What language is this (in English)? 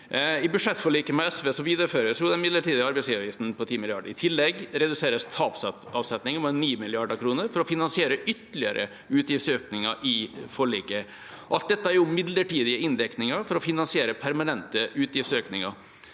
Norwegian